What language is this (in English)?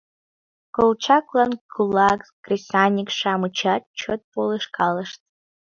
Mari